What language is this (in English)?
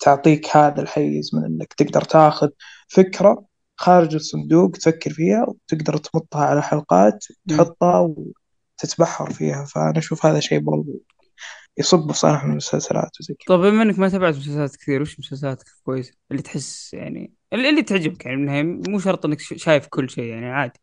Arabic